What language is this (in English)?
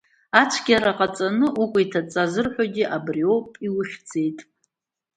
Abkhazian